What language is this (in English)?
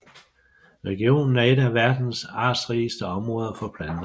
Danish